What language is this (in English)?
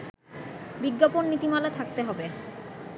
Bangla